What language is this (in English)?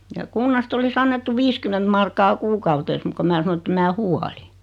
Finnish